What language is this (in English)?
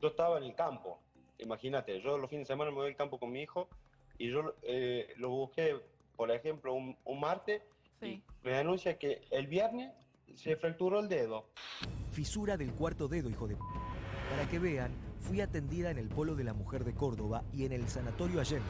Spanish